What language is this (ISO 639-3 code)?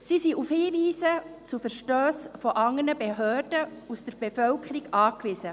gsw